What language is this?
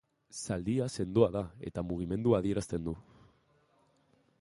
Basque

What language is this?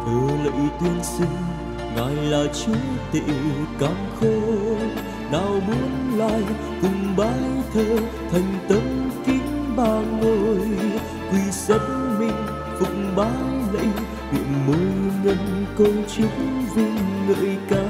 Vietnamese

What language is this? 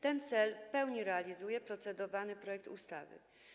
Polish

